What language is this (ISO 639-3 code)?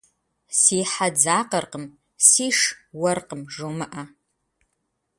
kbd